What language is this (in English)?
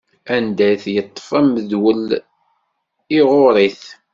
Kabyle